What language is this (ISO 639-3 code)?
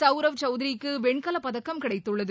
tam